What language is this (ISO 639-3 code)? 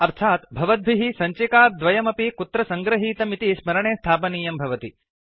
san